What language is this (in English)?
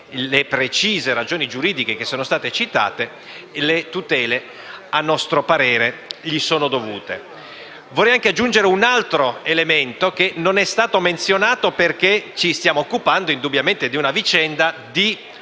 Italian